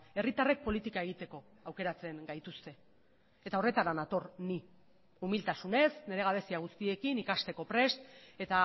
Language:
Basque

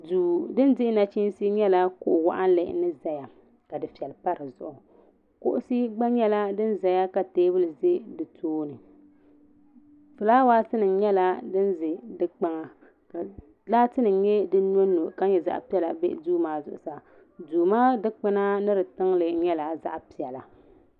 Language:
Dagbani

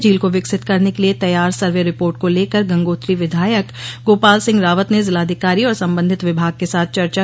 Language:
Hindi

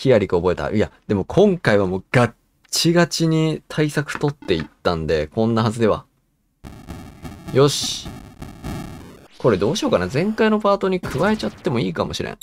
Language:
Japanese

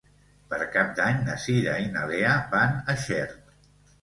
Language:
Catalan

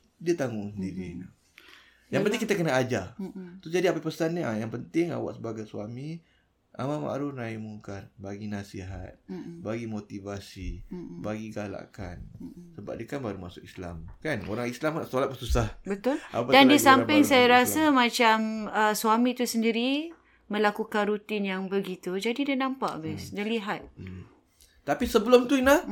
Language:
Malay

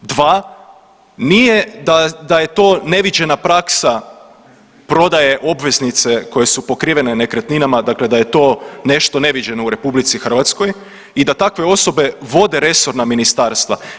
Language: Croatian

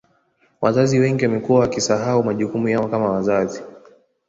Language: Swahili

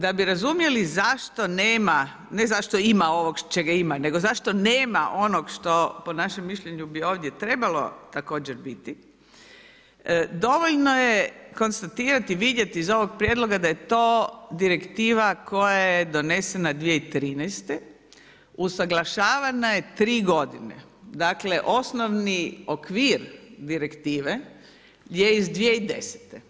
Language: Croatian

